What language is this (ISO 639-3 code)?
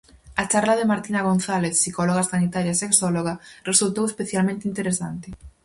glg